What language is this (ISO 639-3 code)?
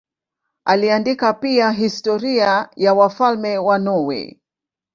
swa